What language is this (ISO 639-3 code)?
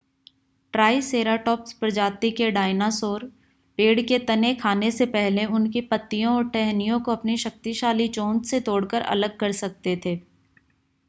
hin